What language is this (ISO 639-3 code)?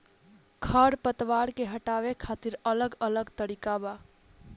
bho